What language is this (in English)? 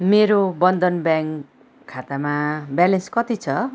Nepali